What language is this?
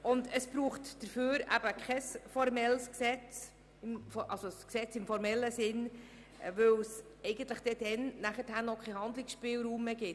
Swiss German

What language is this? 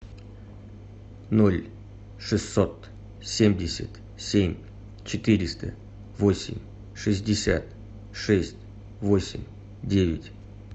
Russian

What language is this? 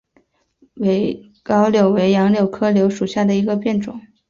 Chinese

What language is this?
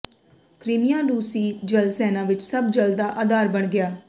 Punjabi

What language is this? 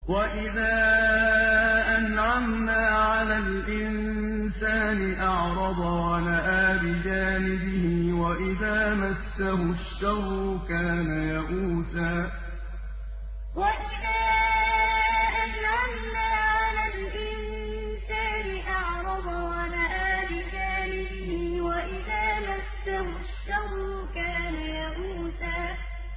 Arabic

